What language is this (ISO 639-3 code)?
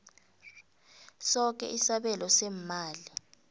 nbl